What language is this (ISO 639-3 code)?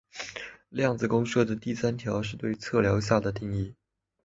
zho